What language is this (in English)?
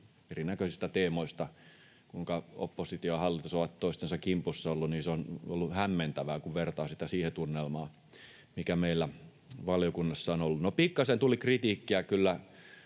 Finnish